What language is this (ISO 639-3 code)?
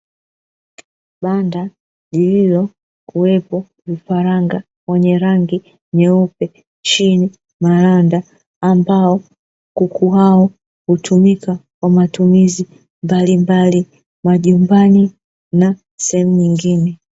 swa